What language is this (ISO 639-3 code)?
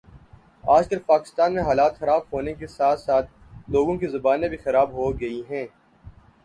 urd